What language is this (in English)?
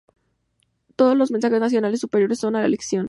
Spanish